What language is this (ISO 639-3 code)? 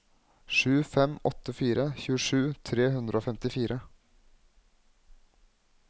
nor